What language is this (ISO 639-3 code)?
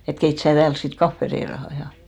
fin